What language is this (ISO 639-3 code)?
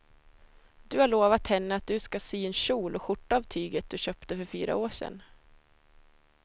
swe